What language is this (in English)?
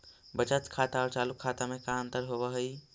Magahi